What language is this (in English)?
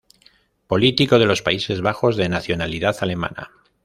Spanish